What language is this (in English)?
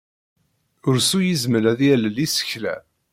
Kabyle